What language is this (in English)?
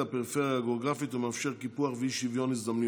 Hebrew